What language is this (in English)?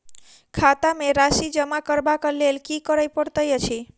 Maithili